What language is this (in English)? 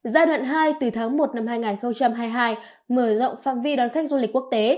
Vietnamese